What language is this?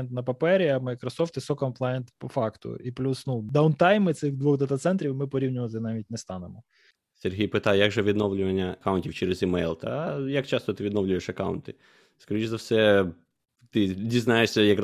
Ukrainian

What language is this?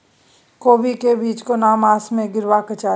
Maithili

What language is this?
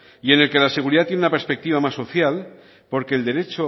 Spanish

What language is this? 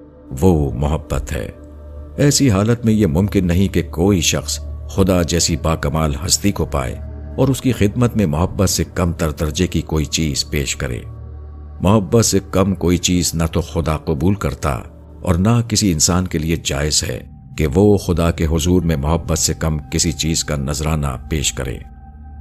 Urdu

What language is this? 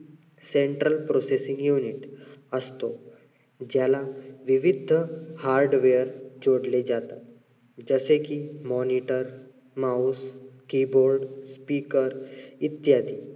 Marathi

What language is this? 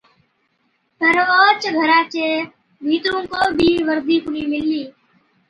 Od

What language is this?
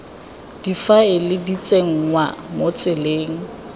Tswana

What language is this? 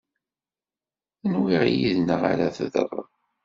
Kabyle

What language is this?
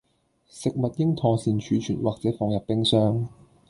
Cantonese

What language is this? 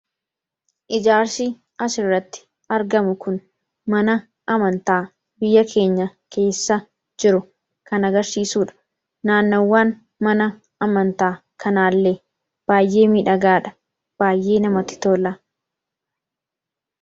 Oromo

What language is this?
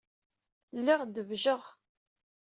Kabyle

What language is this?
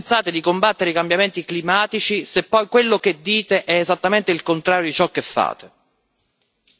Italian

